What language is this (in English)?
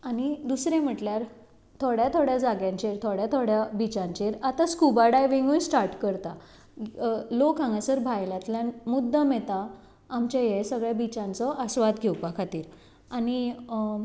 Konkani